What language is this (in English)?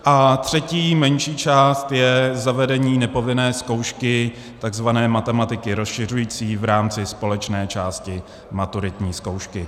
Czech